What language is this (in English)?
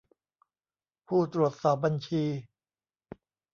Thai